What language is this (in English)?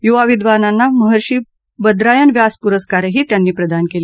Marathi